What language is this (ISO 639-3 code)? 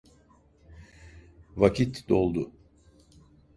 tur